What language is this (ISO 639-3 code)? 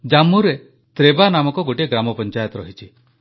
ori